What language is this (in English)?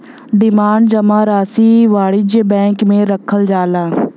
Bhojpuri